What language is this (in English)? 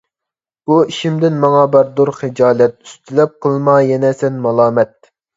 Uyghur